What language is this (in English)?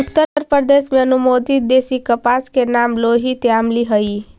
Magahi